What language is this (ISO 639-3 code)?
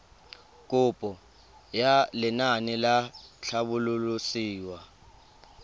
tsn